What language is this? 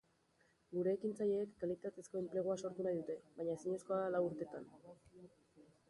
Basque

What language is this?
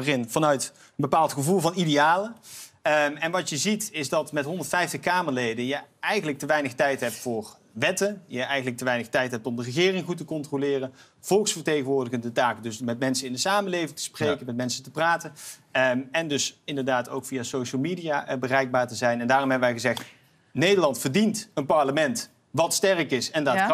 Dutch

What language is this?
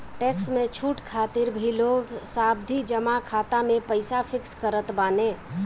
Bhojpuri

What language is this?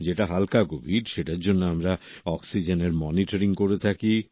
Bangla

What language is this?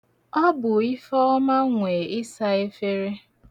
Igbo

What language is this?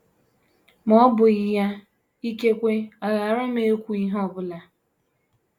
Igbo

